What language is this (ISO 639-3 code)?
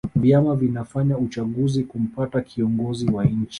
swa